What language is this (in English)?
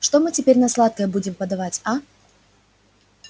Russian